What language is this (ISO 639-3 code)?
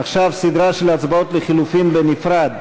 heb